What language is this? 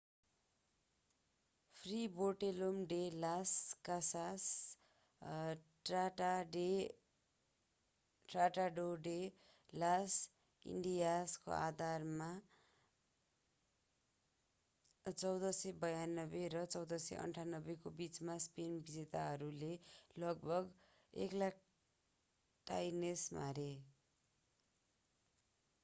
Nepali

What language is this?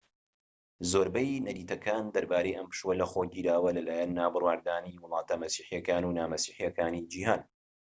Central Kurdish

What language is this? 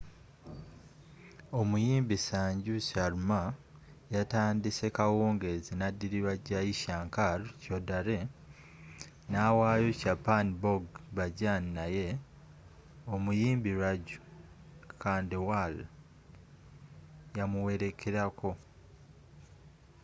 Ganda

